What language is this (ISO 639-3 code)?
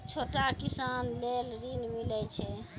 mai